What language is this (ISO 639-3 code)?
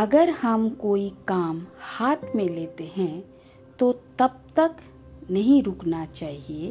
hin